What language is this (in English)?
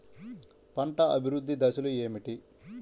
Telugu